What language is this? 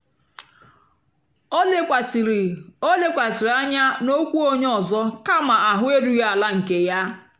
Igbo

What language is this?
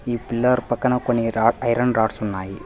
Telugu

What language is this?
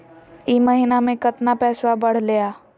Magahi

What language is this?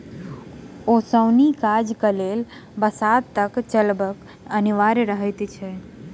Maithili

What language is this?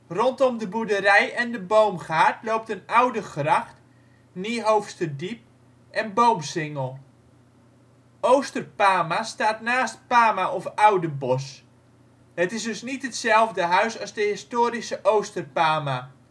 Dutch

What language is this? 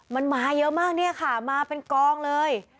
Thai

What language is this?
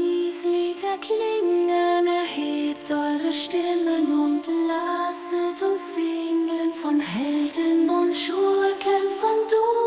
German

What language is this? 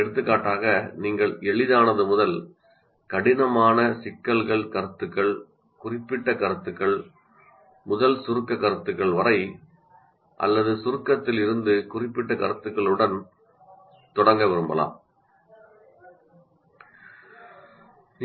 Tamil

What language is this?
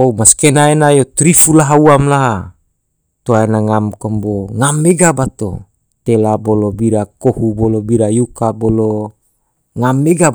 Tidore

